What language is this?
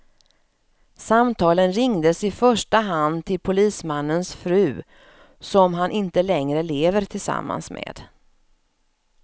Swedish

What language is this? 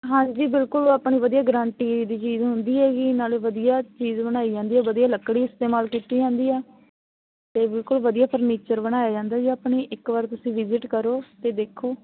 Punjabi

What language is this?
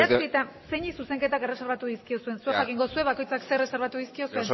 Basque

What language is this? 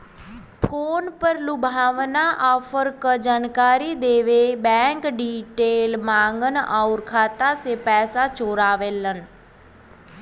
Bhojpuri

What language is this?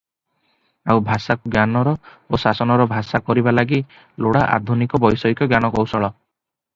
Odia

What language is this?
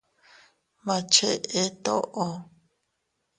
Teutila Cuicatec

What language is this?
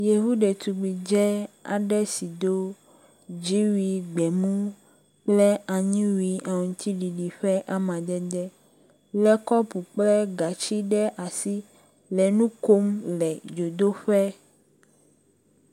Ewe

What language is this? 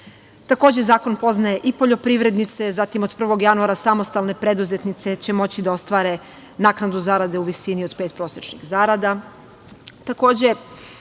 Serbian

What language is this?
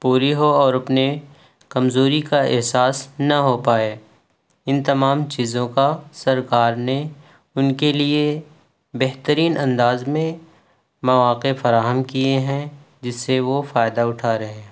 Urdu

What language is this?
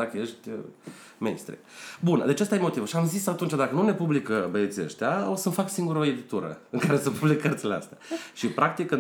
Romanian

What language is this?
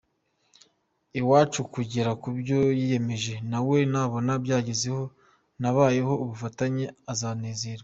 Kinyarwanda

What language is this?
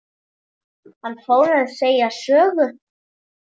Icelandic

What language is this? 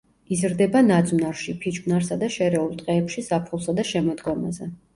Georgian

